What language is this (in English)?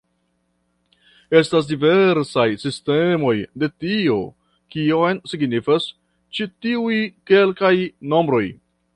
Esperanto